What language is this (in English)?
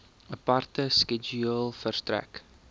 Afrikaans